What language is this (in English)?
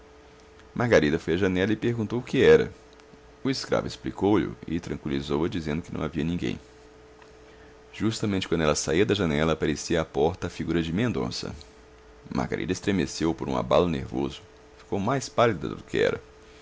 Portuguese